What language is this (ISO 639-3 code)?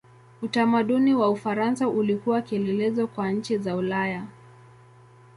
swa